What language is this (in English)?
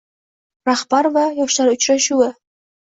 Uzbek